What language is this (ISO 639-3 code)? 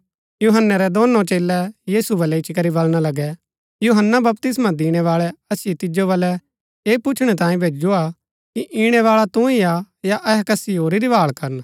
gbk